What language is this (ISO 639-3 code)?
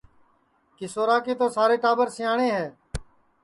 ssi